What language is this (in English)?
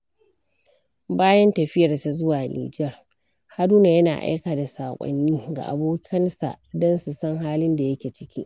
Hausa